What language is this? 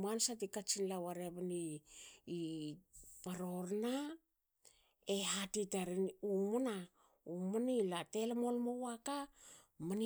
Hakö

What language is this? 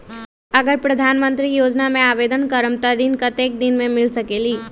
Magahi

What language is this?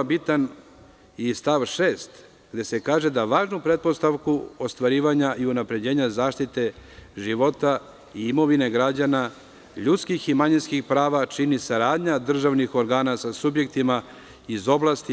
Serbian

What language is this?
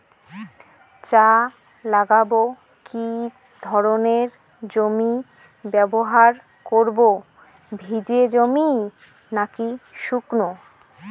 Bangla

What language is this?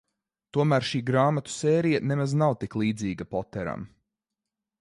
Latvian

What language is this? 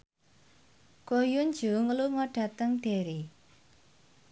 Javanese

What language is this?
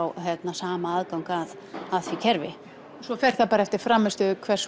Icelandic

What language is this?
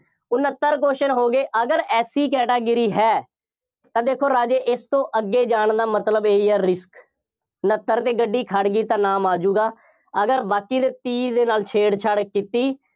Punjabi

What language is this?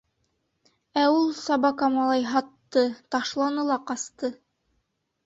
Bashkir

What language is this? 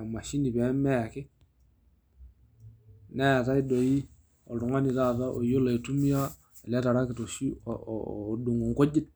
Masai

